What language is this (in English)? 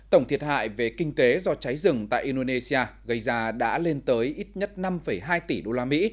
Vietnamese